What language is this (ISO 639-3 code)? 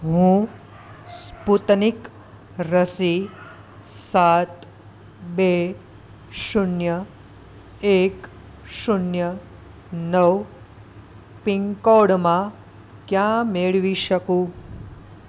guj